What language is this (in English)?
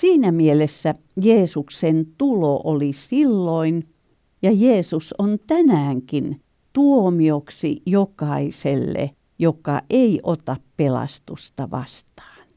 Finnish